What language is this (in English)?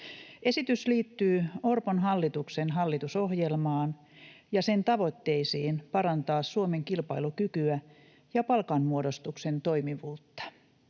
Finnish